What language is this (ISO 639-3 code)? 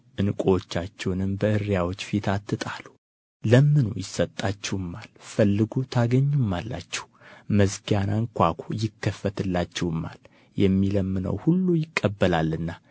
amh